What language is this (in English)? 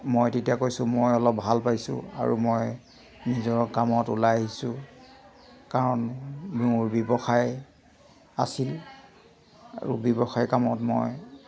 Assamese